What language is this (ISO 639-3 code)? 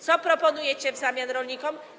pol